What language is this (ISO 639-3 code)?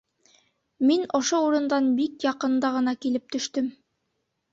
bak